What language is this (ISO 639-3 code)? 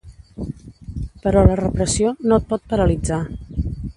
cat